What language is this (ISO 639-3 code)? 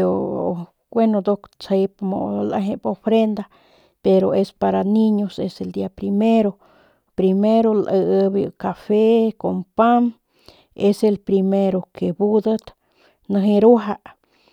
pmq